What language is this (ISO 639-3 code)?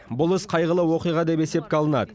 kaz